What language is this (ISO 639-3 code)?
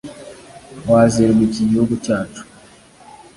kin